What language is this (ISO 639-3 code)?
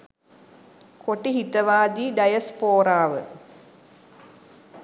sin